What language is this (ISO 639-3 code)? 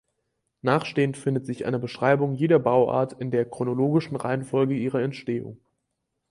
deu